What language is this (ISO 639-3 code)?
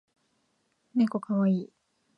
jpn